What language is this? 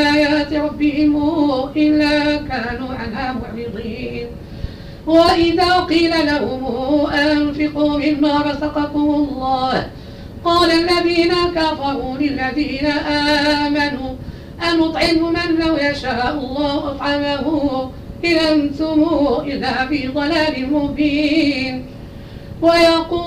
Arabic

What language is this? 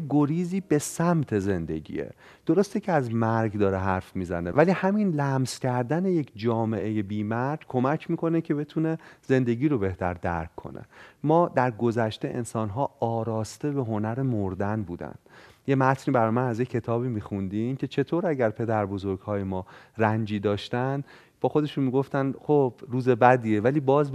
Persian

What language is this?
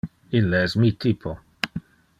Interlingua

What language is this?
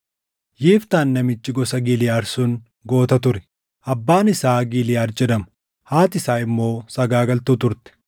Oromo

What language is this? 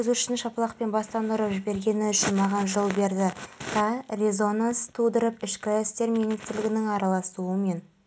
Kazakh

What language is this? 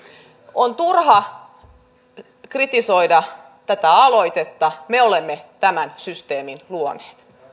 Finnish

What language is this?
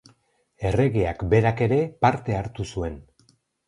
Basque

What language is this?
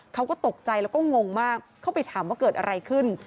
Thai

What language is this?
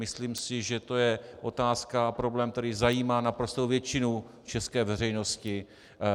Czech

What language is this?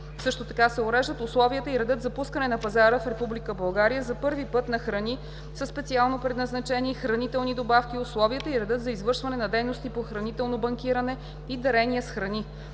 Bulgarian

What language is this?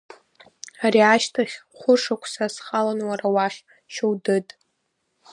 Abkhazian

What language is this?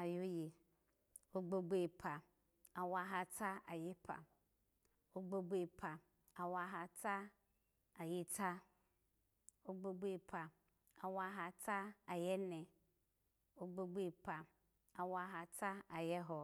Alago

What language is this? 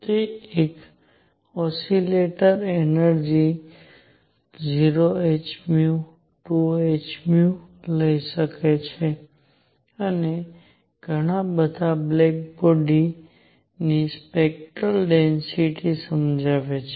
Gujarati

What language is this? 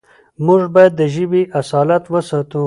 Pashto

